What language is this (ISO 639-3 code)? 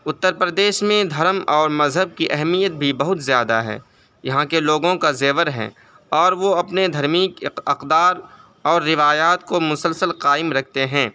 urd